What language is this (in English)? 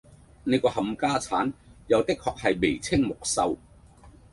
Cantonese